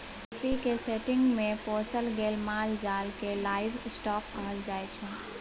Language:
Maithili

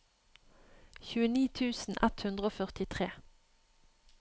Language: Norwegian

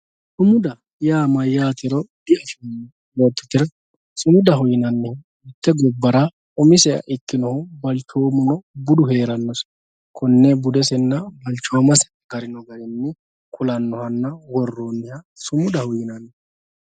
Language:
Sidamo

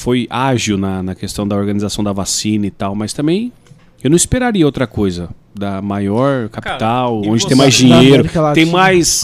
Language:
Portuguese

